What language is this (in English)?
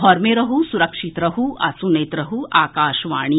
Maithili